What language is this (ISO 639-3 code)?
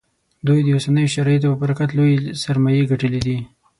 pus